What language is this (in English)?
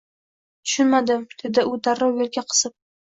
Uzbek